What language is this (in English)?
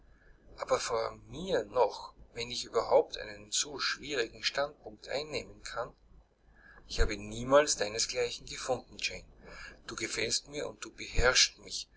German